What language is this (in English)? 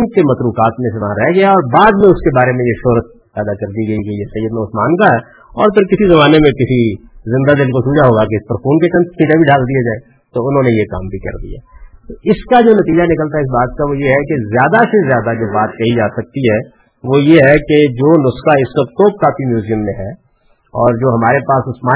Urdu